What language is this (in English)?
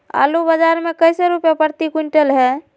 Magahi